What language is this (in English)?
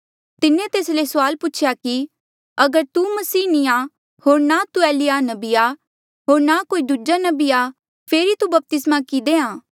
Mandeali